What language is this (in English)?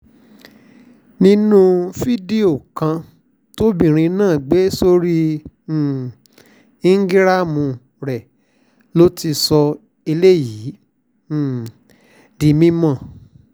Yoruba